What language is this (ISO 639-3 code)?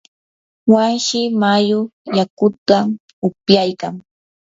qur